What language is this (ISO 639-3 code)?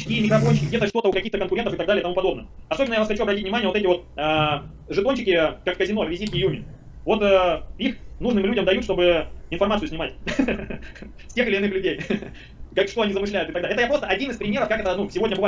rus